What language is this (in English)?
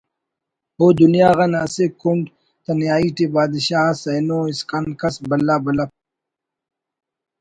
Brahui